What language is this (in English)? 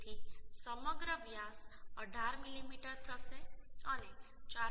Gujarati